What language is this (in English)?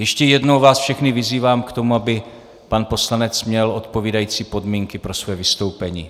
Czech